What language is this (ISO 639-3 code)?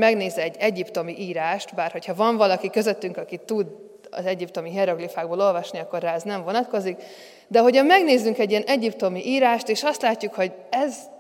hun